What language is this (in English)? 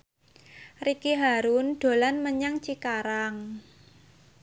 Javanese